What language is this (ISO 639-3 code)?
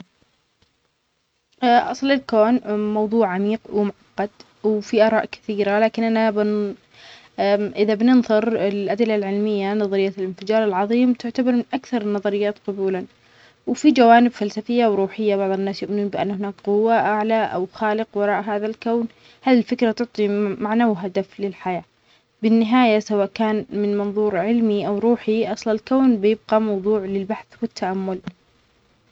acx